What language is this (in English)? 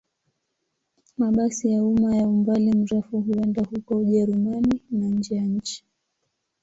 Swahili